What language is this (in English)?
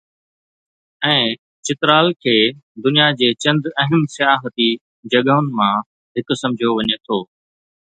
Sindhi